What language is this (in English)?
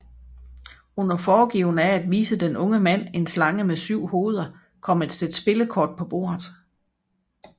Danish